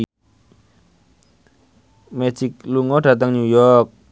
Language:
Javanese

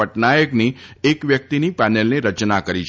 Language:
Gujarati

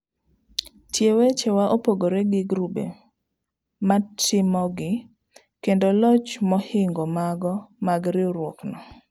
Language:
Luo (Kenya and Tanzania)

